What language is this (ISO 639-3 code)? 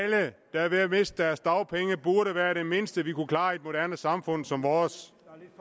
dan